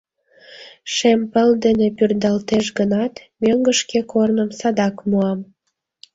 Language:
Mari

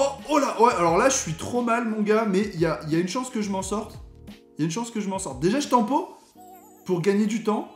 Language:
French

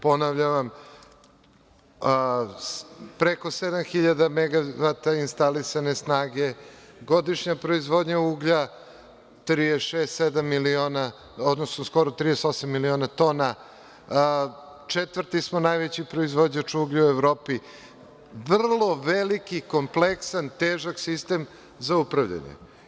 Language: Serbian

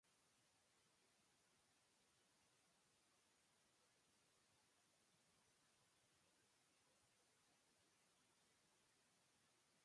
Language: Japanese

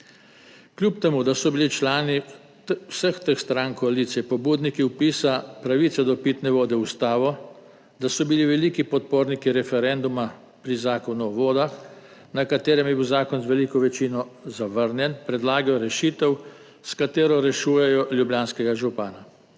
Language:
Slovenian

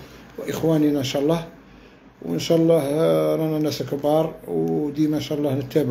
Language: Arabic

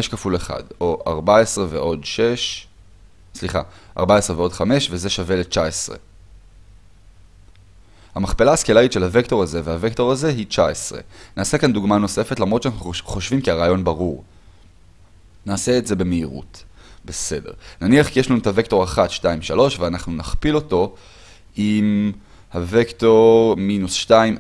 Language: Hebrew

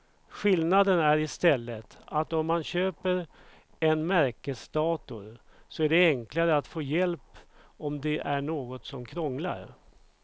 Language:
Swedish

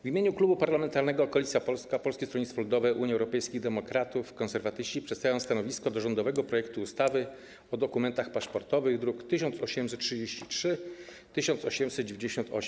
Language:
Polish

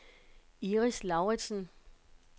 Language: Danish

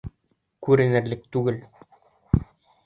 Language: Bashkir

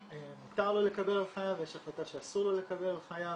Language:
Hebrew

